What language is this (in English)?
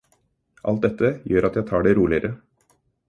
Norwegian Bokmål